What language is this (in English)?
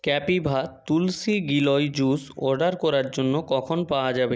Bangla